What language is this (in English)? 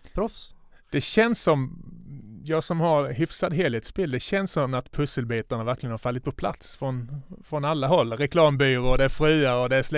Swedish